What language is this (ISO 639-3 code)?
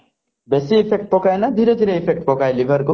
ori